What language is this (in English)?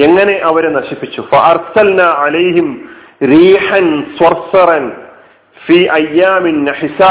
Malayalam